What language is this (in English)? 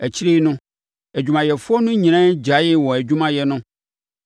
Akan